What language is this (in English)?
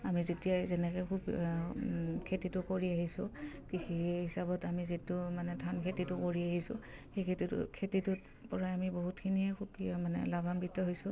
Assamese